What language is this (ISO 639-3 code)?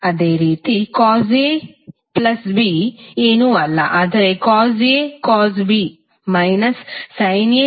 kan